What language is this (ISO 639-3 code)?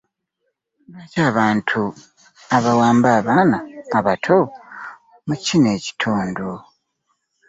lug